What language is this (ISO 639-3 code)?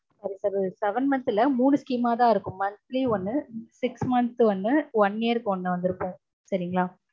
tam